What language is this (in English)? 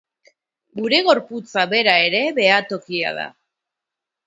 Basque